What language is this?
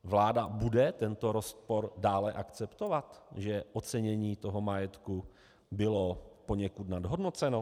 Czech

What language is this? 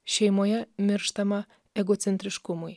Lithuanian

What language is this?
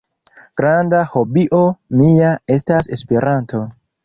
Esperanto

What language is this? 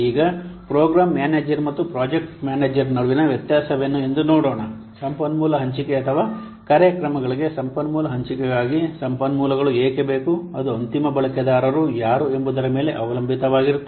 Kannada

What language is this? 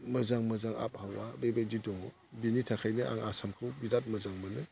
Bodo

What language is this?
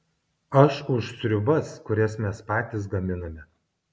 Lithuanian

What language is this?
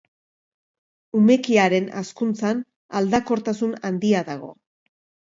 Basque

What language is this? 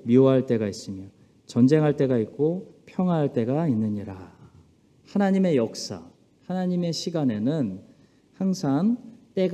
Korean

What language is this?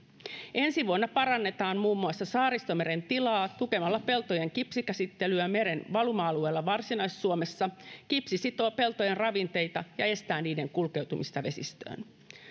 Finnish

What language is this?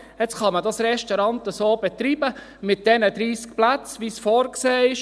Swiss German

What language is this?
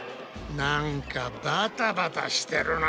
Japanese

